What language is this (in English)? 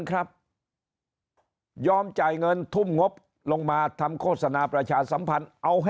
Thai